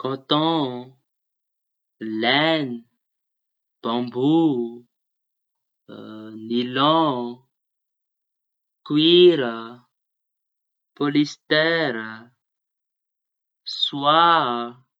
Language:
Tanosy Malagasy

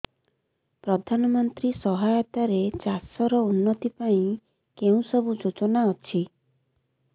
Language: Odia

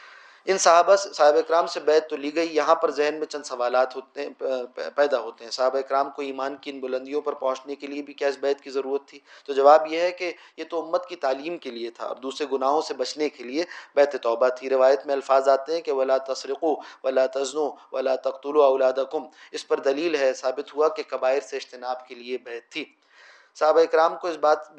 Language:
Urdu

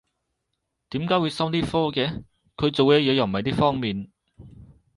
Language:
Cantonese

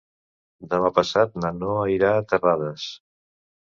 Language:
Catalan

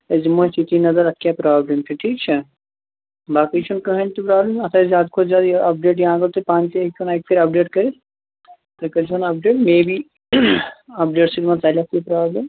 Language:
Kashmiri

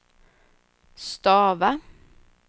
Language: Swedish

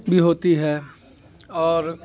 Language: Urdu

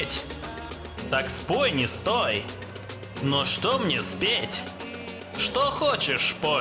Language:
Russian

